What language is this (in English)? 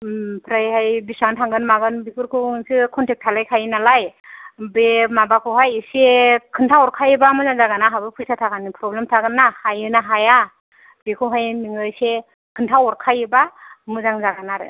Bodo